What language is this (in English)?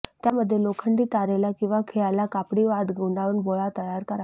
Marathi